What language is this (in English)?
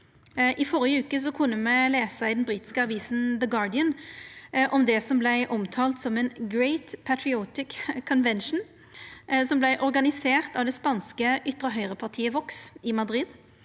Norwegian